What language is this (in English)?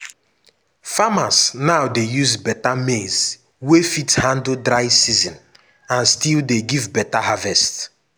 Nigerian Pidgin